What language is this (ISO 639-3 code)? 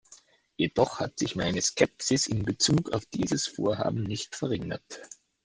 deu